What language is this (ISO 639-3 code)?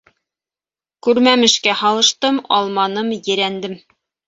bak